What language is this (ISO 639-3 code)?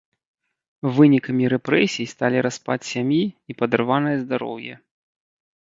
bel